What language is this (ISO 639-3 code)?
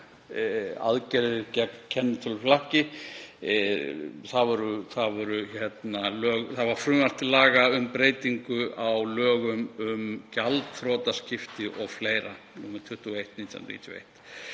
isl